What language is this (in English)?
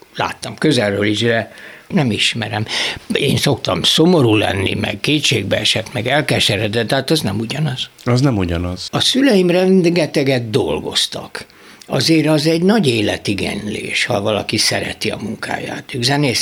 Hungarian